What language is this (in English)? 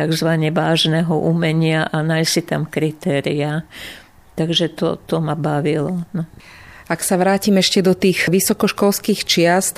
Slovak